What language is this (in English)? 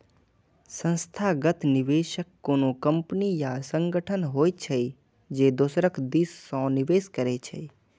Maithili